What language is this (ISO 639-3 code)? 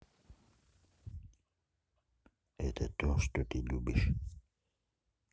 rus